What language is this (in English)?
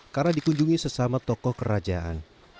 Indonesian